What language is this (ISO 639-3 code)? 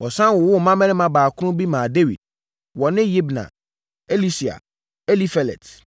aka